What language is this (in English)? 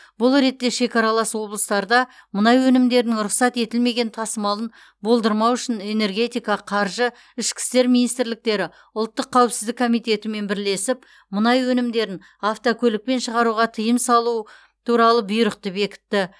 Kazakh